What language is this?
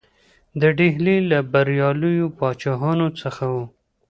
Pashto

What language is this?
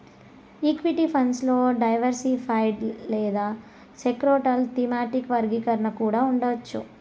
Telugu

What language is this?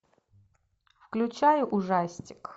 Russian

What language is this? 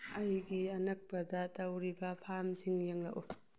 Manipuri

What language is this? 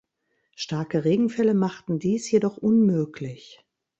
German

